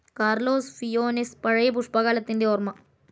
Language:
Malayalam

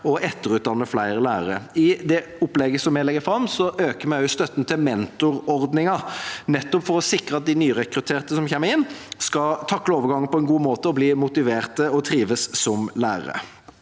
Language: Norwegian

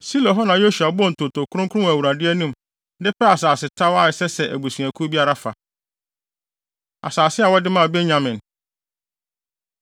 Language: Akan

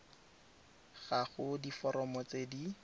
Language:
Tswana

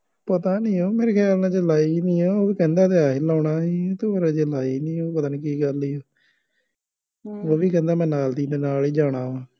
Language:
Punjabi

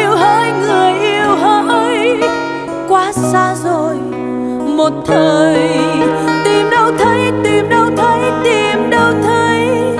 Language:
Vietnamese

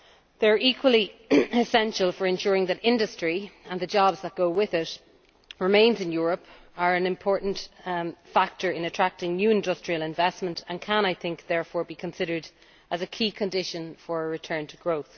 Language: English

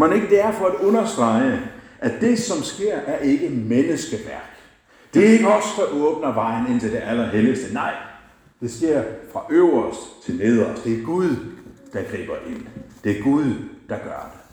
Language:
Danish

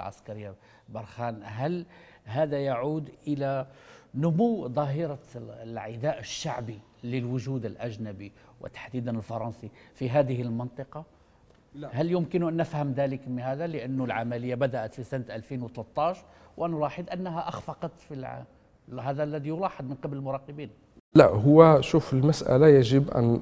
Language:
Arabic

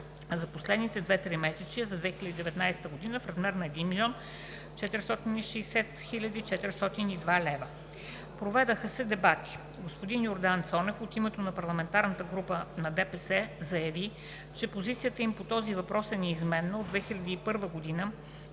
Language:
Bulgarian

